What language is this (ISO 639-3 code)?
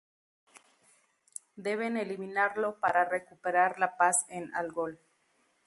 spa